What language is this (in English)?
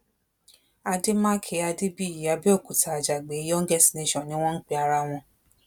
Yoruba